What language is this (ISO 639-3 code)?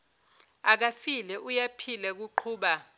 zul